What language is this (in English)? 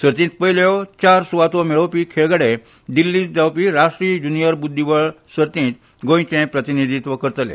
Konkani